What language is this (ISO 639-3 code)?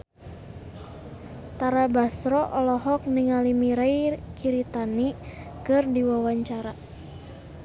sun